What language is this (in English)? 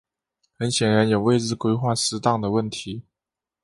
Chinese